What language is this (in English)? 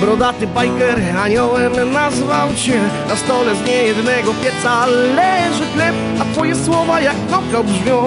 Polish